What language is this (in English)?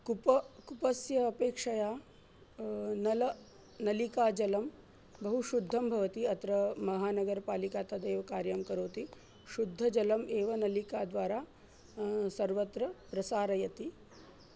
Sanskrit